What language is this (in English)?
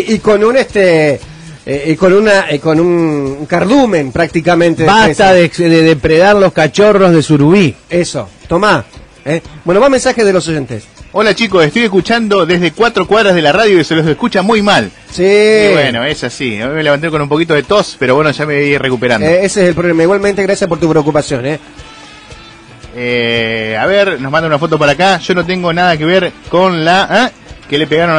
Spanish